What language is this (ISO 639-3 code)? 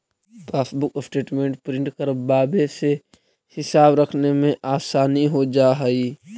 mag